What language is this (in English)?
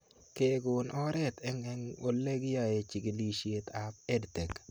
Kalenjin